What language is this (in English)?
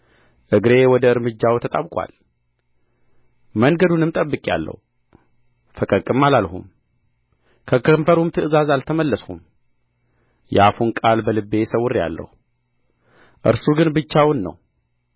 Amharic